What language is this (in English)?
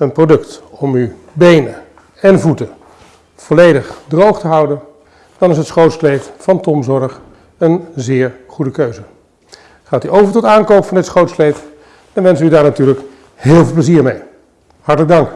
Dutch